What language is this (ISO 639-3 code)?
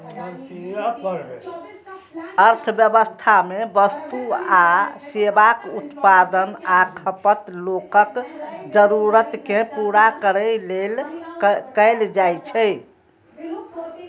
mai